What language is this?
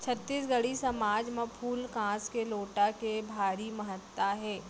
Chhattisgarhi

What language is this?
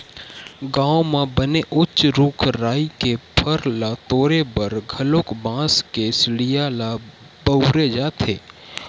Chhattisgarhi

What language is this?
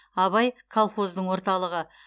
Kazakh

